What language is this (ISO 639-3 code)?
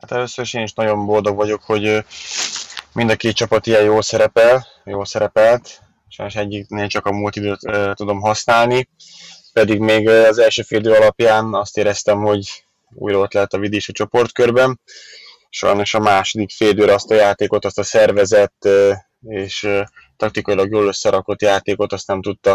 hun